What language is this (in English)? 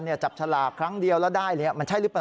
Thai